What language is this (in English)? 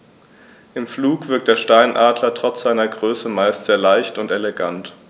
German